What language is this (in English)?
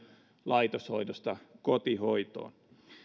Finnish